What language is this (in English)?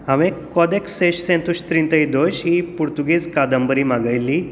Konkani